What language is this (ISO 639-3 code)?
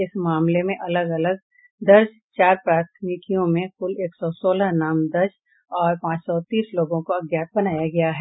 hin